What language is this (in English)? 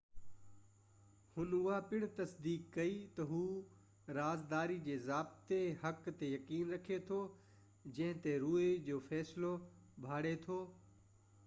Sindhi